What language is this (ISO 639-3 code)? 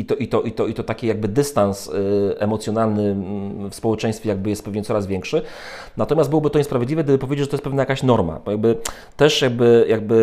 pol